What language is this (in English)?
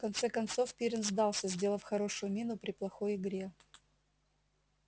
Russian